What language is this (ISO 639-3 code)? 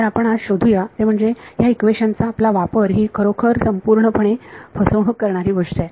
mar